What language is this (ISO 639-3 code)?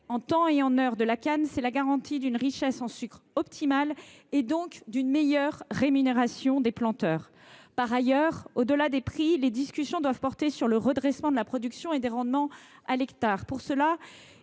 fra